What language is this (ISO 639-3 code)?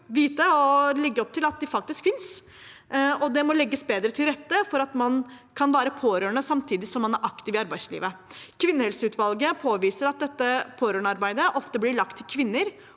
nor